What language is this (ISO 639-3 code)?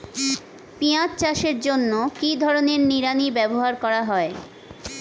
ben